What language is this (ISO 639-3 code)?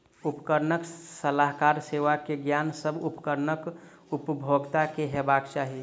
mai